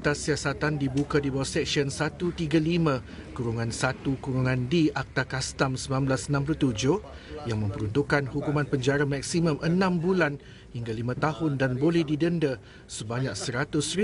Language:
Malay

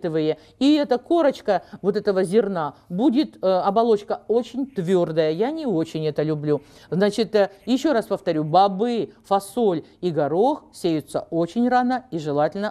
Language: Russian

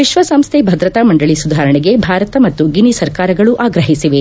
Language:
Kannada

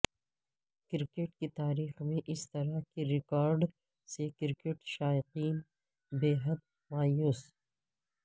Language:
Urdu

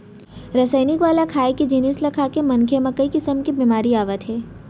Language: Chhattisgarhi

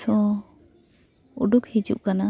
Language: Santali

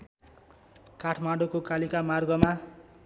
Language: Nepali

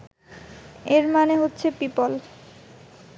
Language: Bangla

